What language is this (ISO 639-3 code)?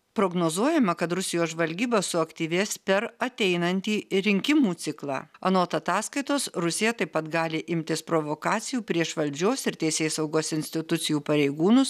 lit